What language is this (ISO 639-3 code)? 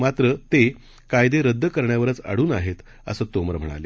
mar